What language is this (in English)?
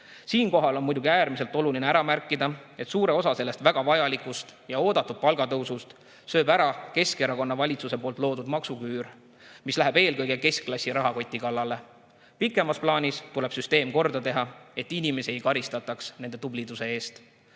Estonian